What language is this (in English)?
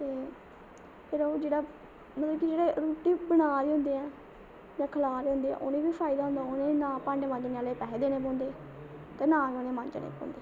Dogri